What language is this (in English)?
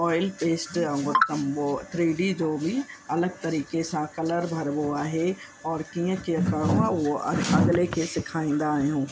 Sindhi